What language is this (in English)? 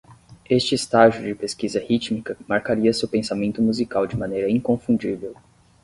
Portuguese